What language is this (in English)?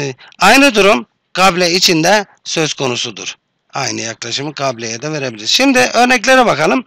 Turkish